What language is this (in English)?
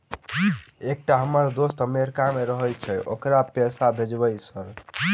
Maithili